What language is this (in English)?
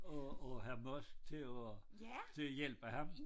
Danish